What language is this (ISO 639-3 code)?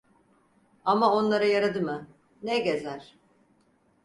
tur